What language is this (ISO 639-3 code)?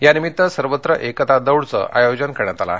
mar